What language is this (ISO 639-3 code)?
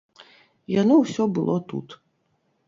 bel